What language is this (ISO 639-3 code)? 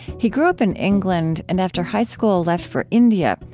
eng